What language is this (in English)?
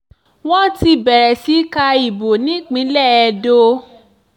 Yoruba